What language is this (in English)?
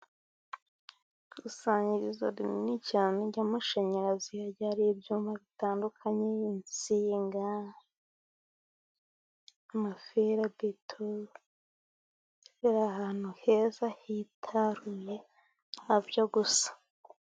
Kinyarwanda